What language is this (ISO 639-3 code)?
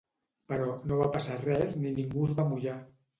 cat